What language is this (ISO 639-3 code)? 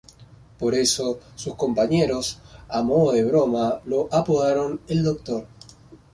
spa